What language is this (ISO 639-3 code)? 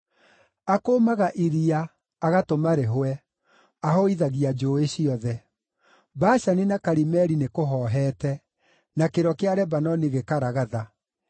kik